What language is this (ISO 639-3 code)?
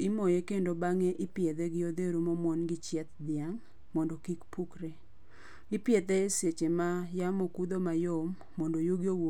luo